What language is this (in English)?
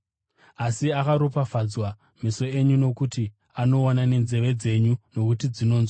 Shona